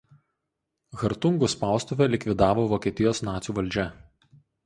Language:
Lithuanian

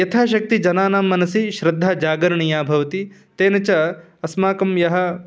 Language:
Sanskrit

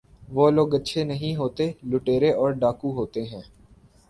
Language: Urdu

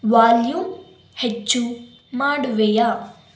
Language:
Kannada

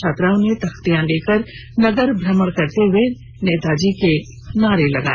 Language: Hindi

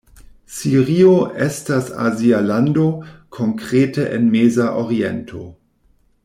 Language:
Esperanto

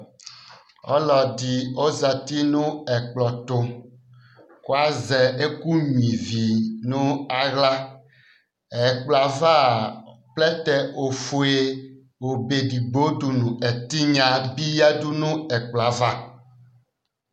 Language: Ikposo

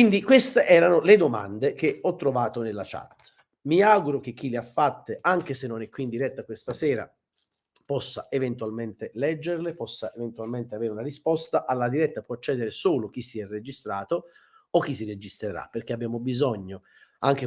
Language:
Italian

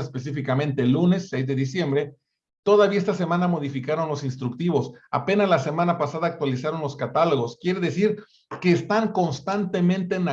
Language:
Spanish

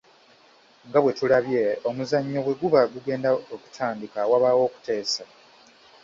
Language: Ganda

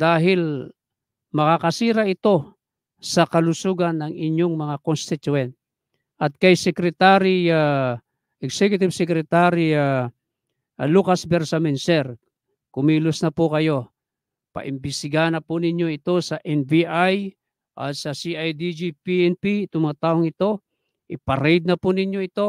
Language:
Filipino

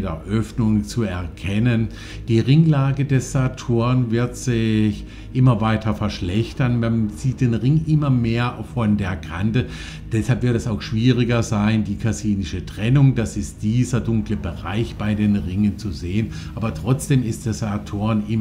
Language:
German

